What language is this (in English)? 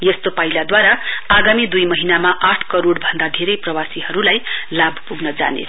Nepali